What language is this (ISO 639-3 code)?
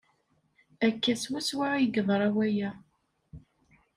kab